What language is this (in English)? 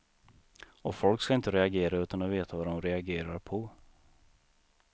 Swedish